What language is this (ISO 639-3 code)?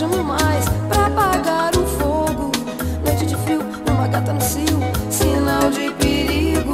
por